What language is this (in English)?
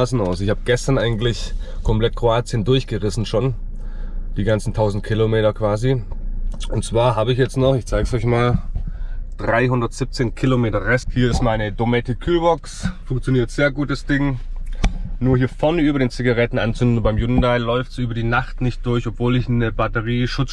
German